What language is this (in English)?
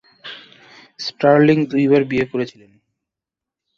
Bangla